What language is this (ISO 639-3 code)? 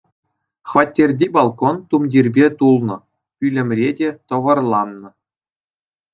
chv